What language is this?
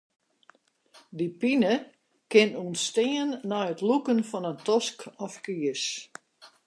Western Frisian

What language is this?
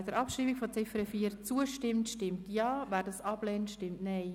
Swiss German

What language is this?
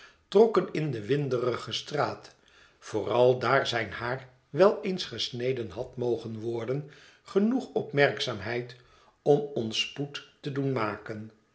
Dutch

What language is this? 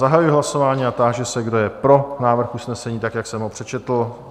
Czech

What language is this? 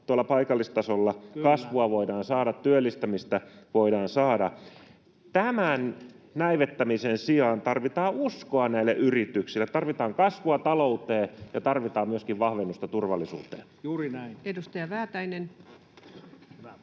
Finnish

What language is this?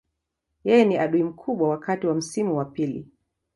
Swahili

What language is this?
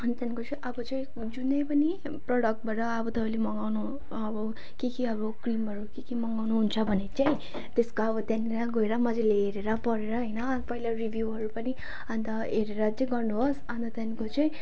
Nepali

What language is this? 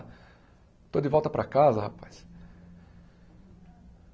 Portuguese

